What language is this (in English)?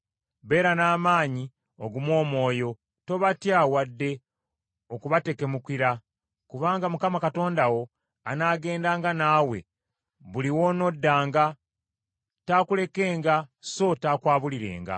Ganda